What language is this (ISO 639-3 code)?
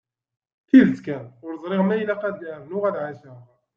kab